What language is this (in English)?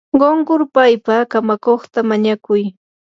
Yanahuanca Pasco Quechua